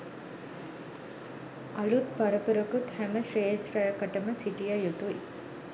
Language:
Sinhala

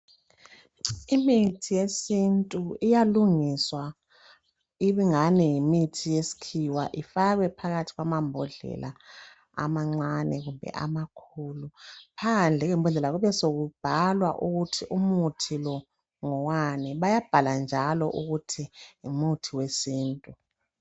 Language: North Ndebele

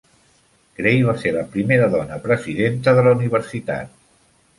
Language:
Catalan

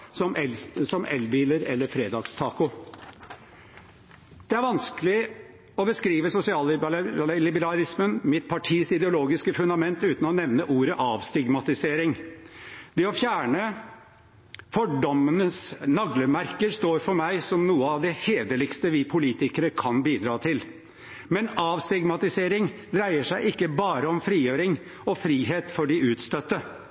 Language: Norwegian Bokmål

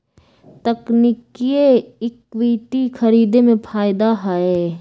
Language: Magahi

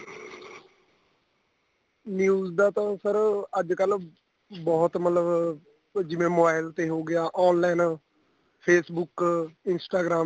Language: Punjabi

